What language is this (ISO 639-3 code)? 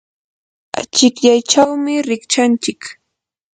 qur